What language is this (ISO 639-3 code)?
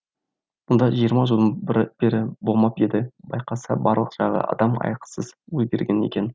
kaz